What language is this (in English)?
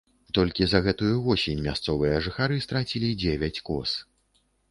Belarusian